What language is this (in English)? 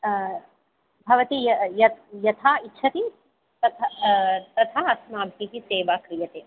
Sanskrit